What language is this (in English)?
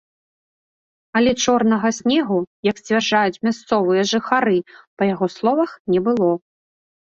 Belarusian